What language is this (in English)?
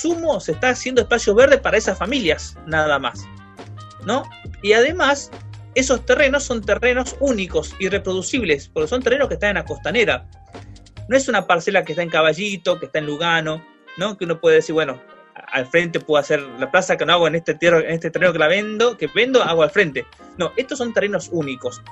Spanish